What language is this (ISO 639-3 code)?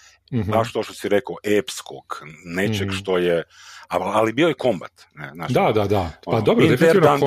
hrv